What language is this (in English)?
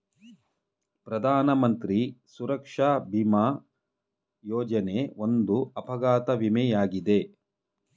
Kannada